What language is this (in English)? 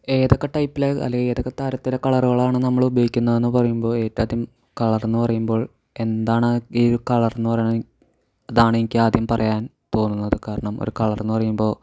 Malayalam